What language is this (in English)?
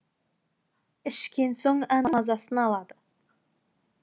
Kazakh